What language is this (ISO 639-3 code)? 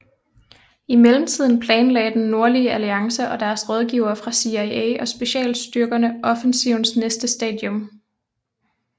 dan